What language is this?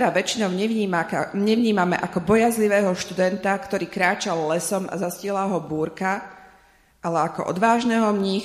Slovak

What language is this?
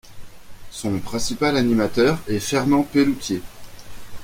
French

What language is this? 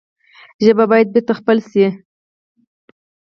Pashto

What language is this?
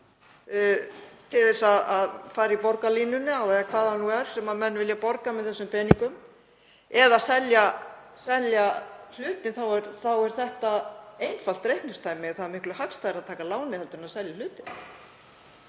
Icelandic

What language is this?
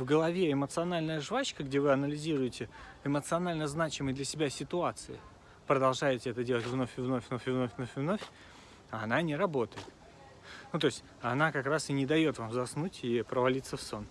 Russian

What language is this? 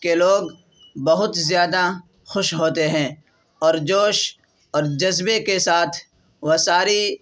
Urdu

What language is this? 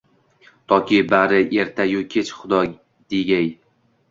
Uzbek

